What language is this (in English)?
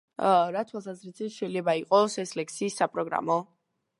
Georgian